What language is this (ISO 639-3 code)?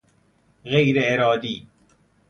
fas